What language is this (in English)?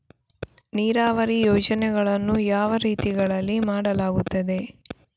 Kannada